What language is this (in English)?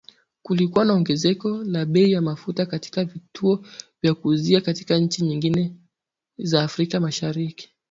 Swahili